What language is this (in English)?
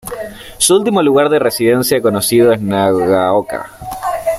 Spanish